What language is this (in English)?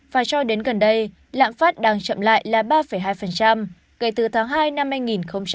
Vietnamese